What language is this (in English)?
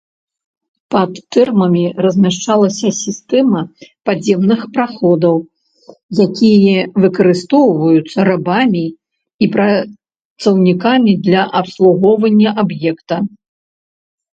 Belarusian